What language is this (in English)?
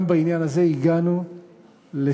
Hebrew